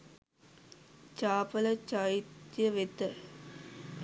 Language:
Sinhala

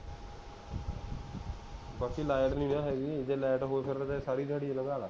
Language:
Punjabi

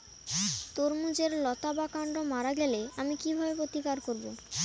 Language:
Bangla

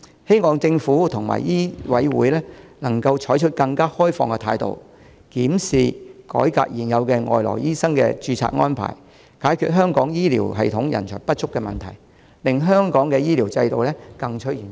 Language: Cantonese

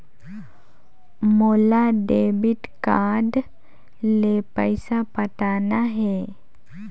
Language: Chhattisgarhi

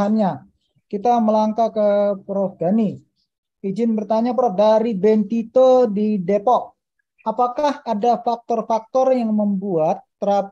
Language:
Indonesian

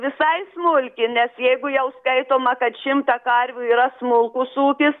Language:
Lithuanian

